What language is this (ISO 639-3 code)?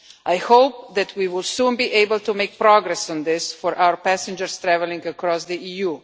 eng